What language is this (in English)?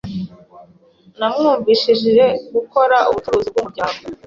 Kinyarwanda